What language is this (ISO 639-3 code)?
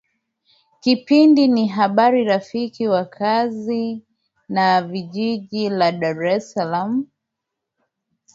swa